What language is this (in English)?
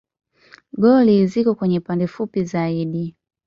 Swahili